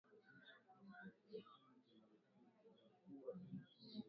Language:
Swahili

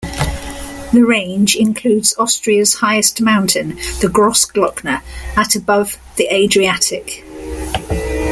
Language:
English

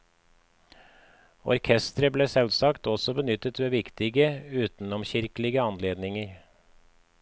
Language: Norwegian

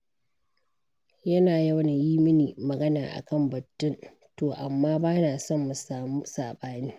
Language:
Hausa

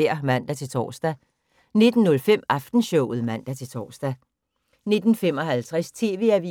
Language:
Danish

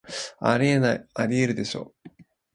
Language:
Japanese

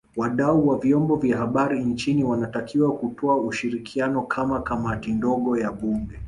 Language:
Swahili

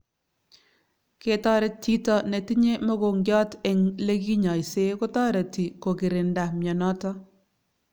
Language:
Kalenjin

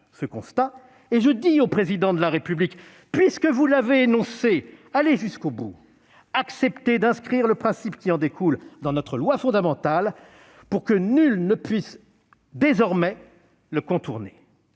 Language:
French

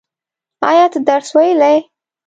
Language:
Pashto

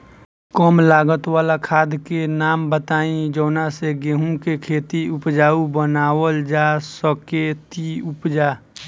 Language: Bhojpuri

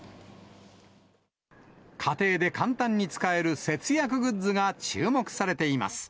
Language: Japanese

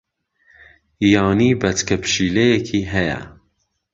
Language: Central Kurdish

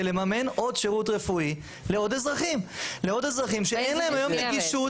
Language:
Hebrew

